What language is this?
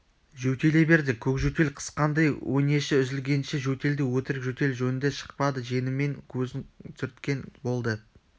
Kazakh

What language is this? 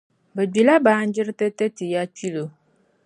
Dagbani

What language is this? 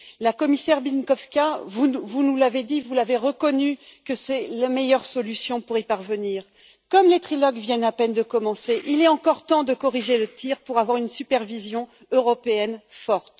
French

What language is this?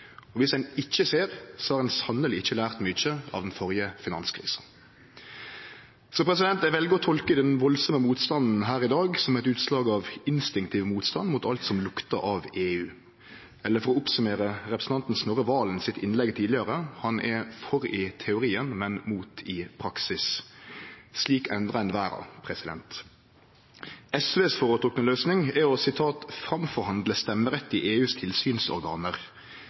Norwegian Nynorsk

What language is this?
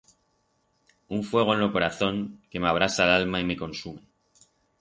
Aragonese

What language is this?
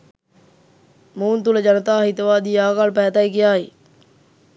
Sinhala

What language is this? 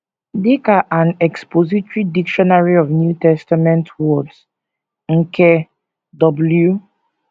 Igbo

